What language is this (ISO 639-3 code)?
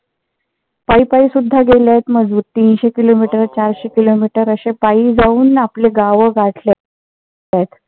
mar